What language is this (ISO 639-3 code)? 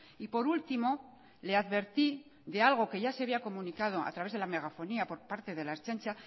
spa